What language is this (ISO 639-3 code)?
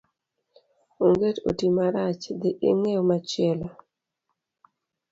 luo